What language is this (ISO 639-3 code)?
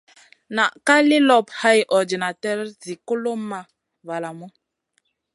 mcn